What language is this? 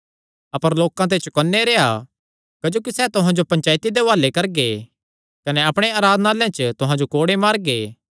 Kangri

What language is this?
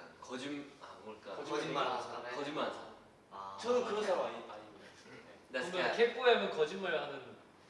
Korean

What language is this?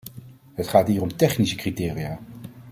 Dutch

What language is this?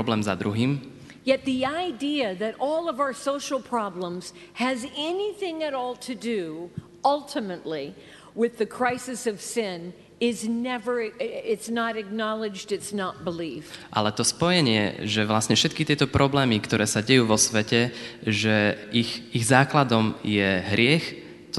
Slovak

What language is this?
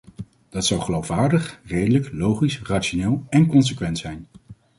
Dutch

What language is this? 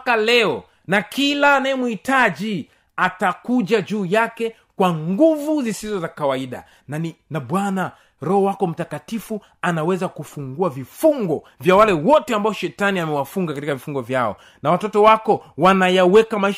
Swahili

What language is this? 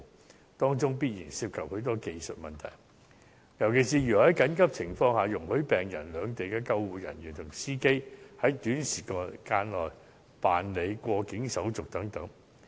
Cantonese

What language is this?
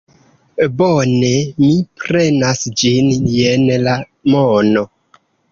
Esperanto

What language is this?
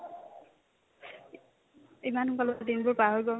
Assamese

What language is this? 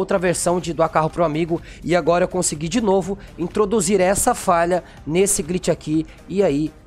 Portuguese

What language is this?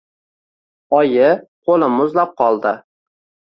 Uzbek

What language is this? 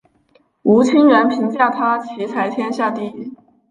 Chinese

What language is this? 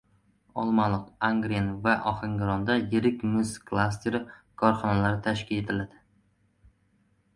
Uzbek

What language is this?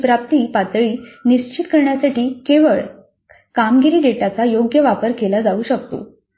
Marathi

